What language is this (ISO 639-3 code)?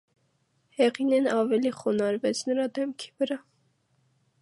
hye